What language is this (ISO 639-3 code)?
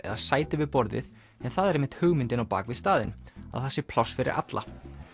isl